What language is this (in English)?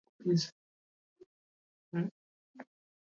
Swahili